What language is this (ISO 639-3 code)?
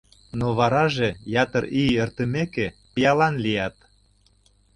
chm